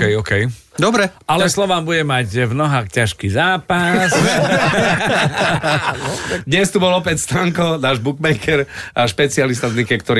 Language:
Slovak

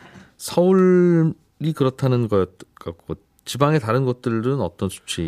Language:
Korean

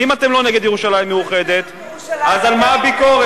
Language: Hebrew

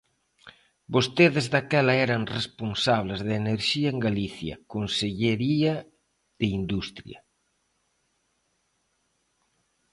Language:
Galician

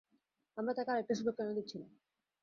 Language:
Bangla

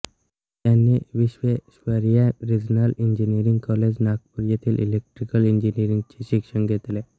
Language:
Marathi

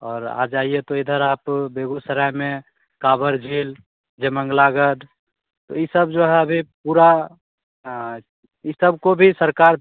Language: Hindi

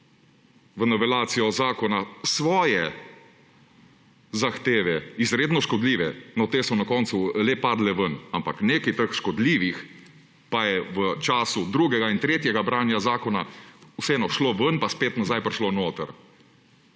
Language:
Slovenian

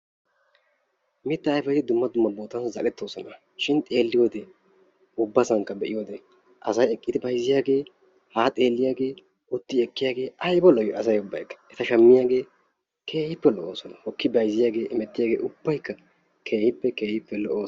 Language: Wolaytta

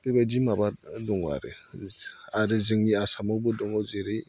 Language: Bodo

